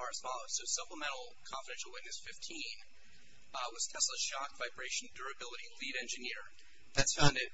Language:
English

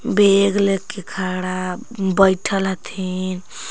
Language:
Magahi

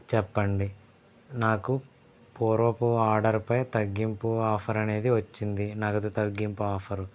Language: Telugu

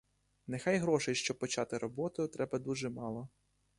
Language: Ukrainian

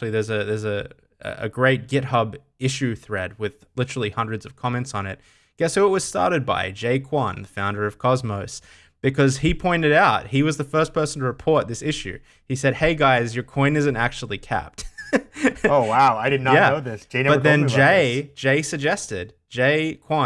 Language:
English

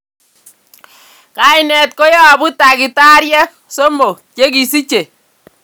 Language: Kalenjin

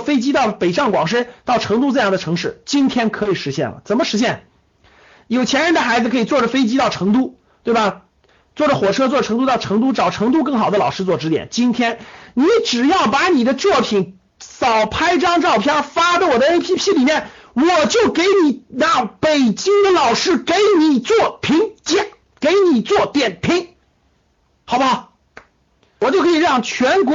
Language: Chinese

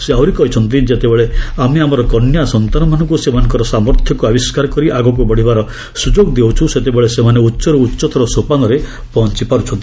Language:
Odia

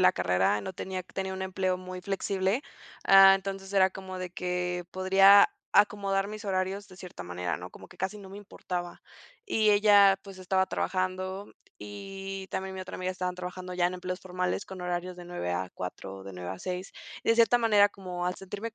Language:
Spanish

